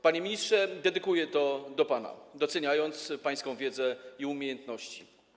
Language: Polish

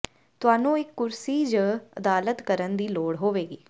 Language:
Punjabi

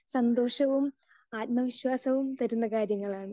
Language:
Malayalam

